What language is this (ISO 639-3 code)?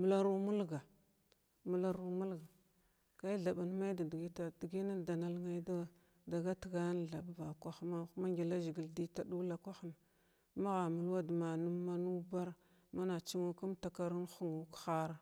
glw